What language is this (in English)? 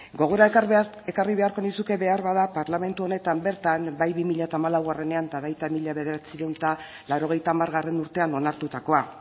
Basque